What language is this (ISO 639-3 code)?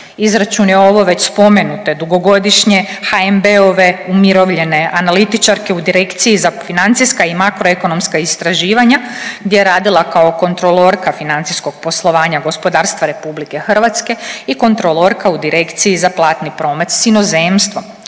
hrv